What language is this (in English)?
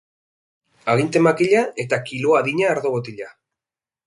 Basque